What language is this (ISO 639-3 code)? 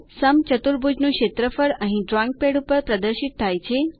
guj